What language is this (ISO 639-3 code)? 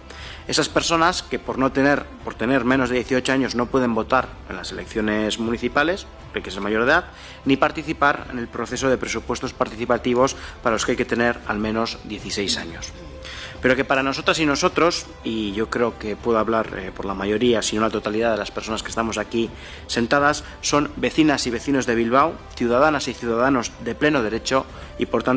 spa